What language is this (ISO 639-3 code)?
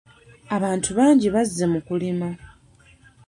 lug